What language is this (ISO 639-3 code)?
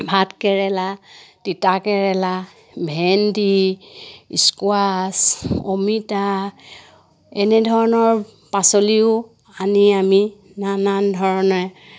asm